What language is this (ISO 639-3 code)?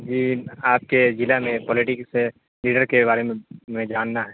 urd